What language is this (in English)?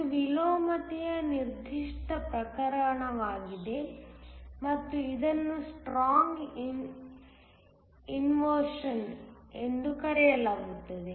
Kannada